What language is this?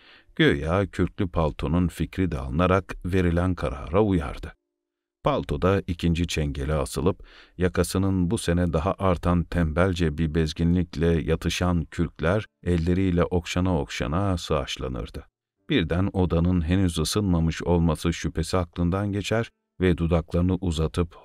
Turkish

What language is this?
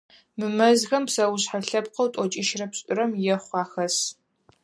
Adyghe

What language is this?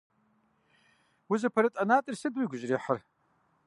Kabardian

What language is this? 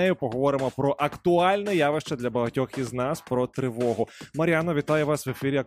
Ukrainian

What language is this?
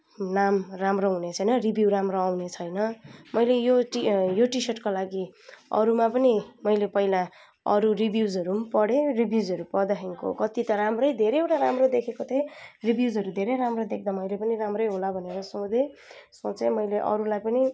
Nepali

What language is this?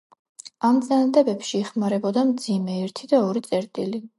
Georgian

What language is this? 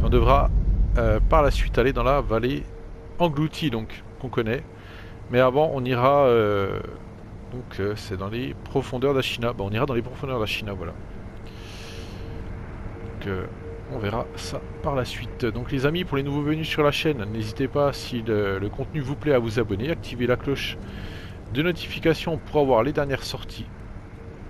French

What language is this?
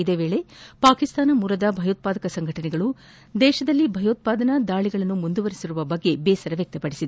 Kannada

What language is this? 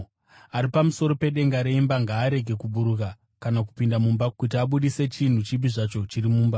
Shona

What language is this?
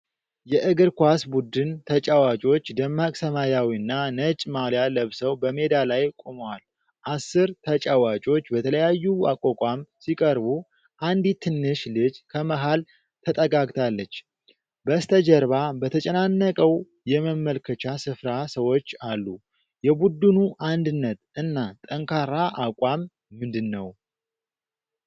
Amharic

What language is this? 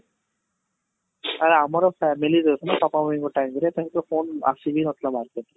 Odia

